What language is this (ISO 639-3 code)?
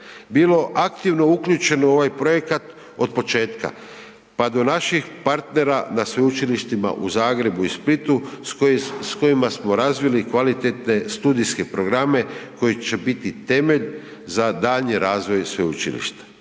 hrv